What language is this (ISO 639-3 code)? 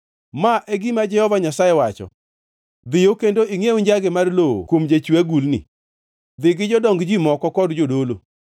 luo